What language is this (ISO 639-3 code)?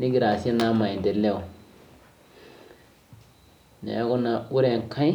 mas